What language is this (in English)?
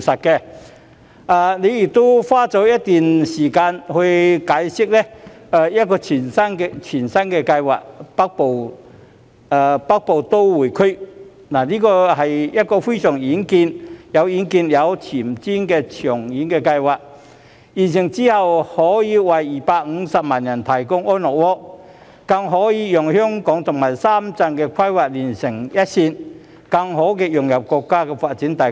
Cantonese